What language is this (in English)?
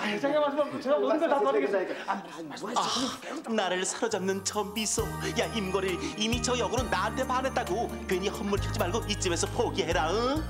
Korean